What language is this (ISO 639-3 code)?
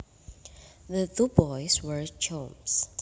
jav